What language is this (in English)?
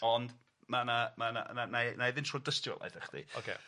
Welsh